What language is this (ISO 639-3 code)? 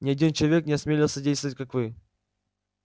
rus